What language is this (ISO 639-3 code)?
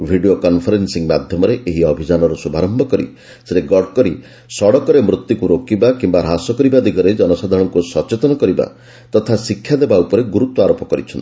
ori